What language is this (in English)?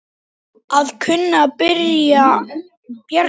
Icelandic